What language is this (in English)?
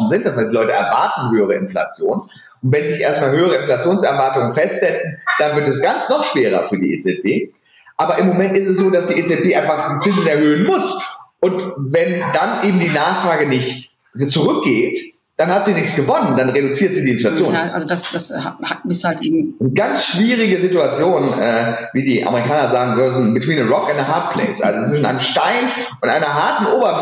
German